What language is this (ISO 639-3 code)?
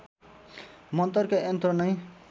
nep